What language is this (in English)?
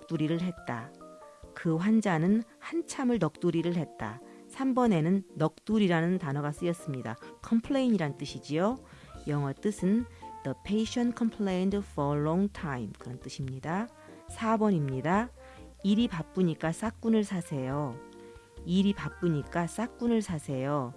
Korean